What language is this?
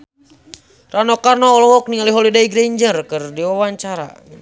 Sundanese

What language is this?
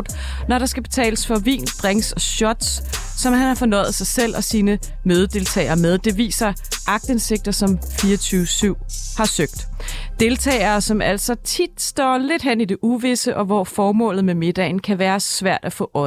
Danish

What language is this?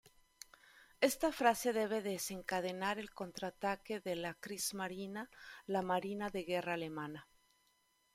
Spanish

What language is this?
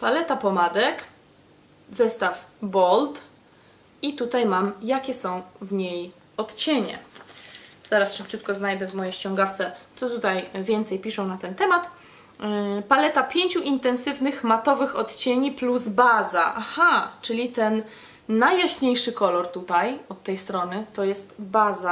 Polish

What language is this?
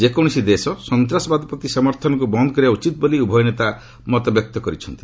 Odia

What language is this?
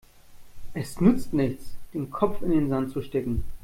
German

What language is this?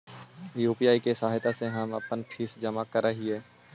Magahi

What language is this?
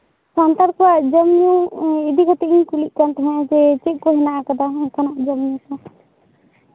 Santali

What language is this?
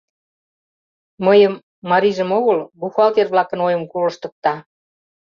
Mari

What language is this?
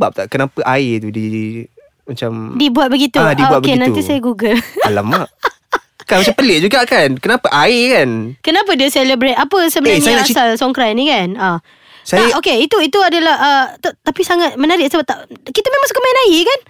Malay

